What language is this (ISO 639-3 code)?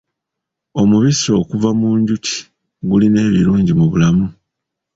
lug